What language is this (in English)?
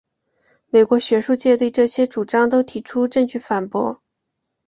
Chinese